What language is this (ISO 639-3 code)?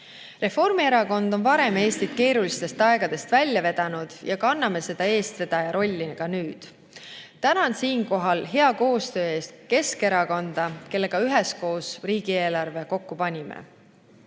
est